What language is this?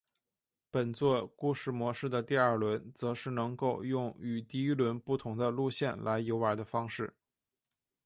Chinese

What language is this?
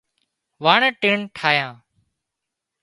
Wadiyara Koli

